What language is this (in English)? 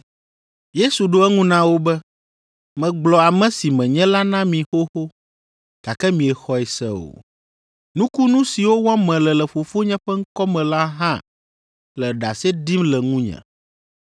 Ewe